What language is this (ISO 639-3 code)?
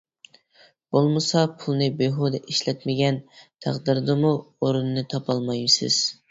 uig